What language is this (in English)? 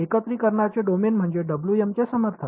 Marathi